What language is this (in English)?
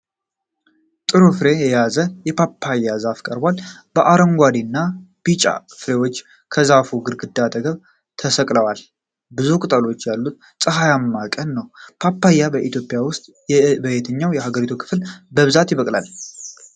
Amharic